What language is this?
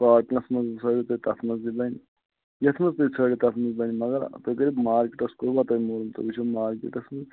Kashmiri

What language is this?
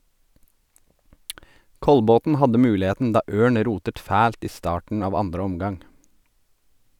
Norwegian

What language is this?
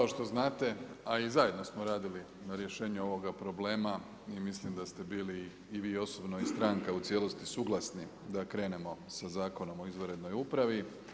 Croatian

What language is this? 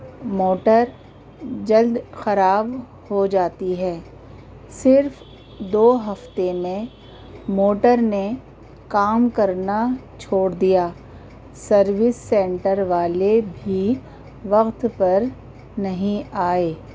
Urdu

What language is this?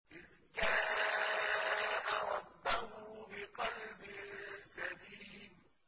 Arabic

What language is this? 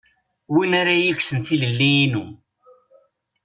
Kabyle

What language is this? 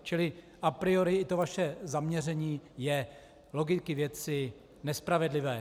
Czech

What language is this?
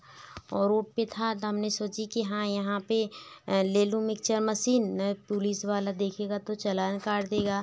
Hindi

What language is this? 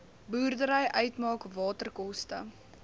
Afrikaans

